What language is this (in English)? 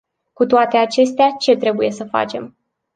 Romanian